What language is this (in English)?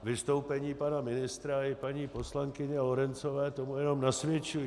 Czech